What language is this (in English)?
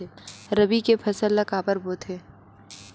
Chhattisgarhi